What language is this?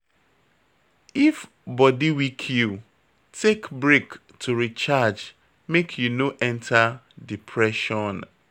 Nigerian Pidgin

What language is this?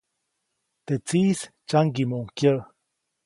Copainalá Zoque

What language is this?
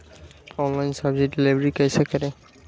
Magahi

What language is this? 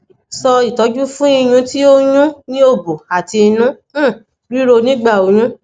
Yoruba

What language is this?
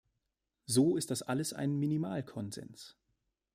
German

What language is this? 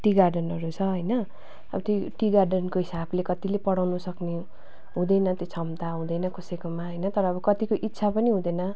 Nepali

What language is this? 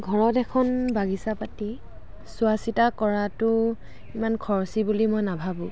Assamese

